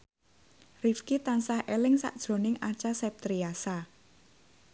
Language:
Javanese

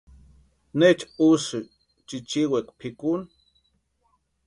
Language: Western Highland Purepecha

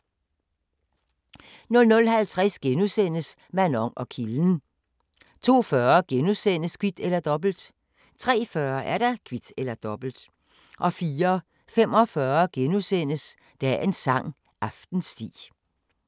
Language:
Danish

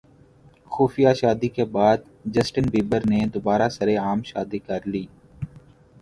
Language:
Urdu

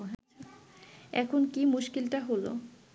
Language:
Bangla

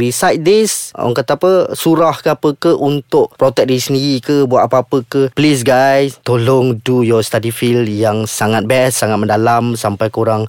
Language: Malay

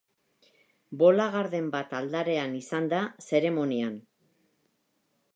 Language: Basque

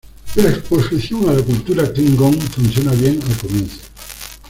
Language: Spanish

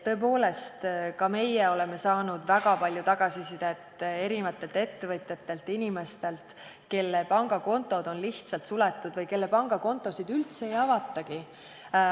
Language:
Estonian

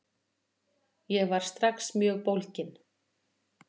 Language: Icelandic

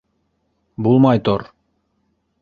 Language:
Bashkir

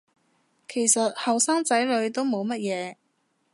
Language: Cantonese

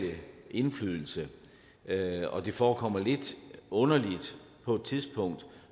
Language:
Danish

